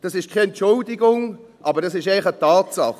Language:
Swiss German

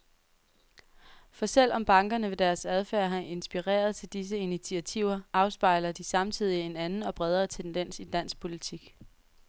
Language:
Danish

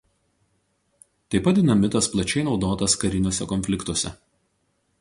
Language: Lithuanian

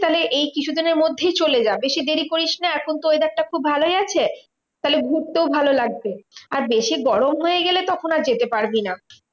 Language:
Bangla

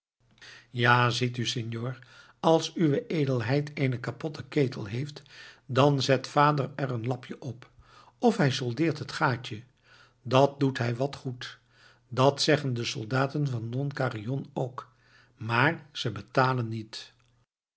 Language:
Dutch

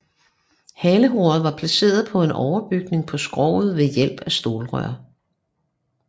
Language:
Danish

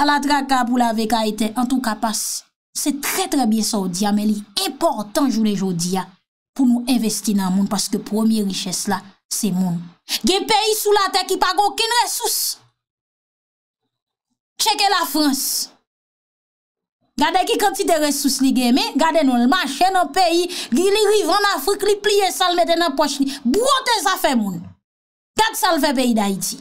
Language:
French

